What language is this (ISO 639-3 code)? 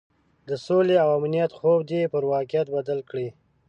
pus